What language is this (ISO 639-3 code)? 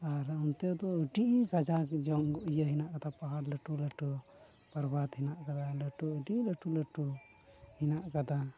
sat